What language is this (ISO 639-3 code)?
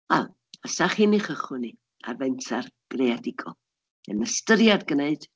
cym